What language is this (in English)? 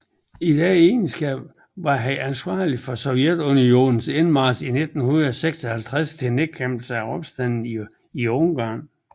Danish